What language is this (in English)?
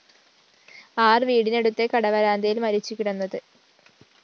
Malayalam